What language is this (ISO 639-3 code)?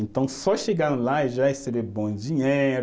por